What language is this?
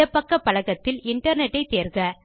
Tamil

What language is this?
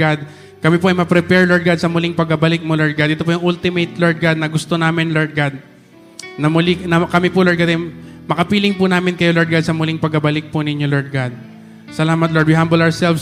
Filipino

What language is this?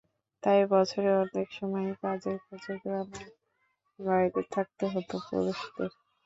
Bangla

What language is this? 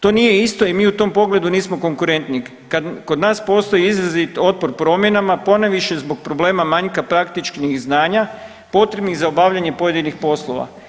Croatian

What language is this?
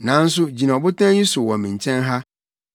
Akan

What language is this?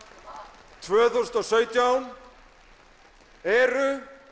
Icelandic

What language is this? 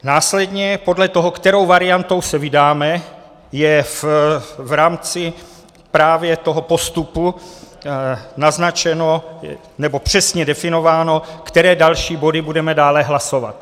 Czech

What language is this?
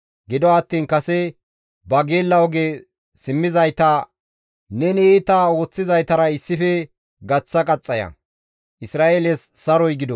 Gamo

